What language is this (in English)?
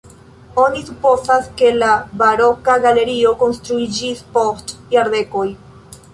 Esperanto